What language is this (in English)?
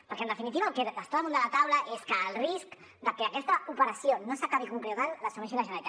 Catalan